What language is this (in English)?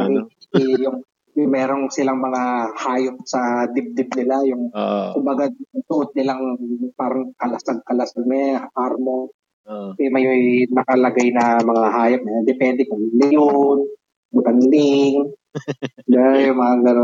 Filipino